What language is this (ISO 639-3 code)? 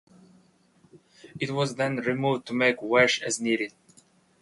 eng